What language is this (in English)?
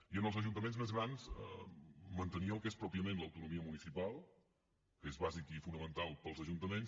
Catalan